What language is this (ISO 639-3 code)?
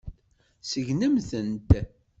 kab